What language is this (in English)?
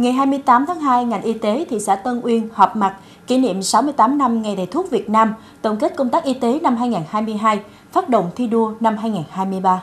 Vietnamese